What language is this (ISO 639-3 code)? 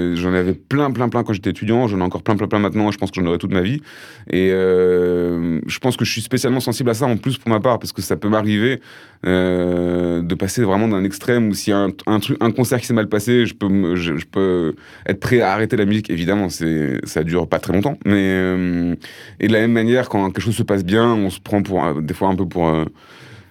fra